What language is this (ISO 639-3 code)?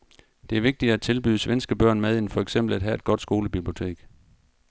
dan